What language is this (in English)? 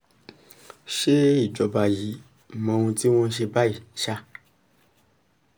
Yoruba